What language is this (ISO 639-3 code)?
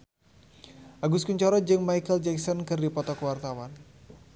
sun